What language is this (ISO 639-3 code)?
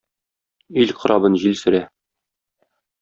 tat